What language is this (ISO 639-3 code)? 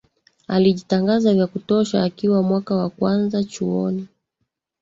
swa